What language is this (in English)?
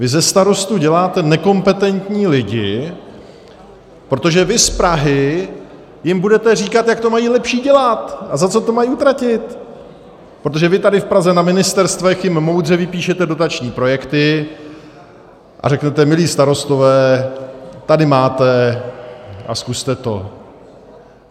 Czech